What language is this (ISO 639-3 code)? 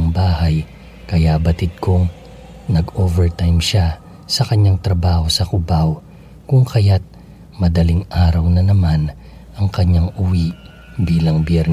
fil